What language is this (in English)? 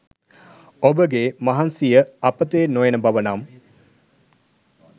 Sinhala